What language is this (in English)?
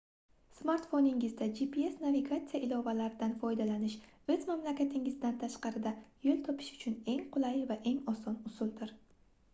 Uzbek